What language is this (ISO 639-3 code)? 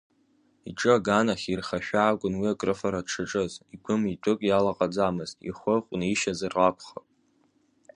abk